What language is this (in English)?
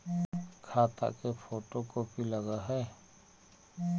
Magahi